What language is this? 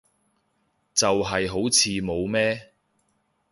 Cantonese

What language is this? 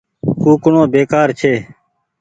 Goaria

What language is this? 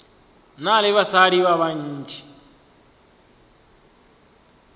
Northern Sotho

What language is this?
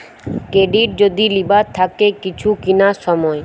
Bangla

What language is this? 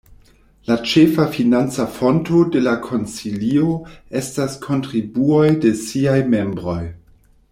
Esperanto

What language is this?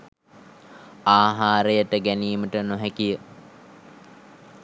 Sinhala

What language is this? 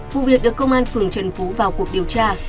Vietnamese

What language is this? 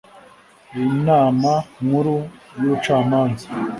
Kinyarwanda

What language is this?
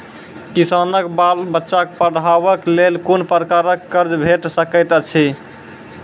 Maithili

